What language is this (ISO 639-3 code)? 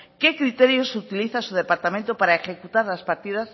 spa